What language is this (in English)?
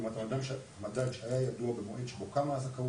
Hebrew